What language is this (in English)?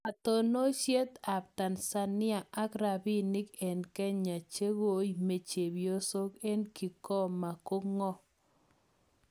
Kalenjin